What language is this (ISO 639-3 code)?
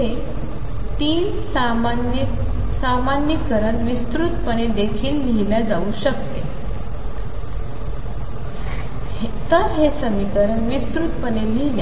mar